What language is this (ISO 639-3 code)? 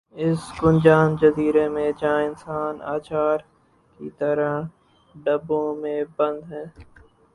urd